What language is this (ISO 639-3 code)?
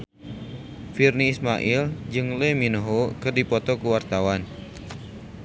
sun